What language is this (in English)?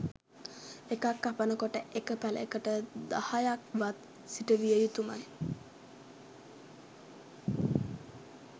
Sinhala